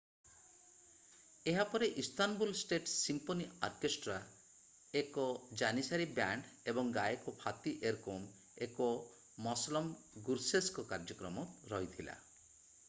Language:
Odia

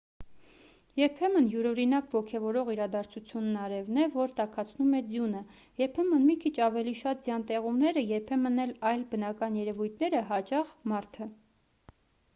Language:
Armenian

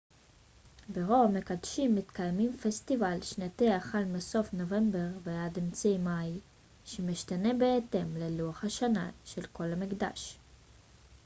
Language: Hebrew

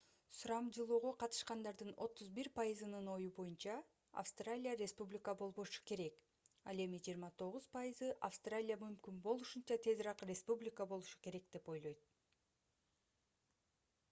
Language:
Kyrgyz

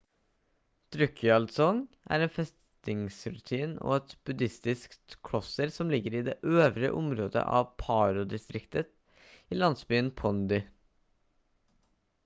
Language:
Norwegian Bokmål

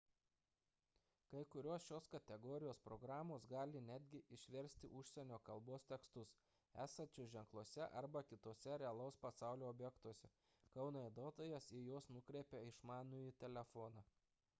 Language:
Lithuanian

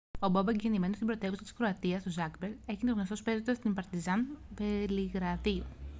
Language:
Greek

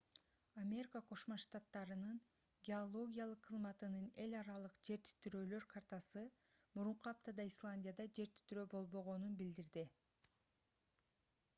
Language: Kyrgyz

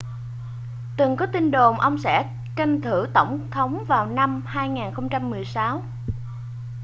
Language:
Vietnamese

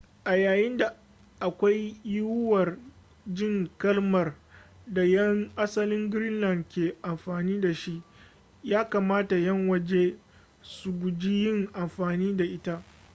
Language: Hausa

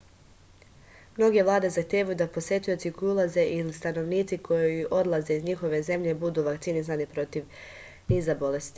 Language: Serbian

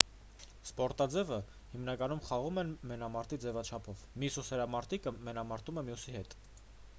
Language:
Armenian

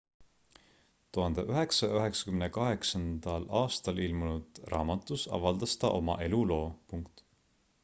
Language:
Estonian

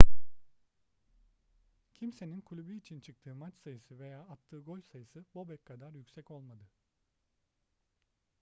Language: Turkish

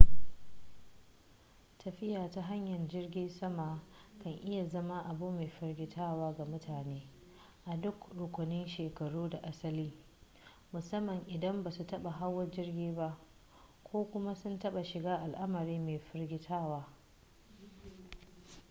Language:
Hausa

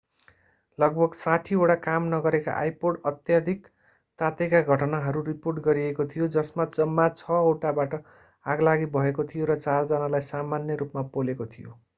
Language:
Nepali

